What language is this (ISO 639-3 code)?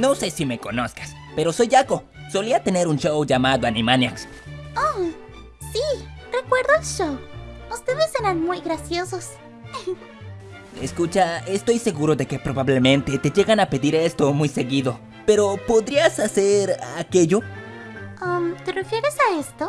spa